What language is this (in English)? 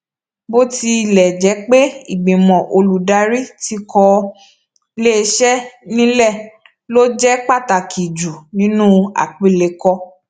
Yoruba